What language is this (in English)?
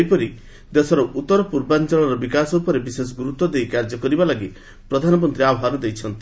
Odia